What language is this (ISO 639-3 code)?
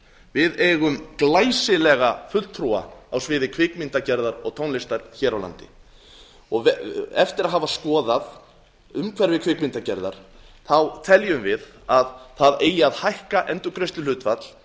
isl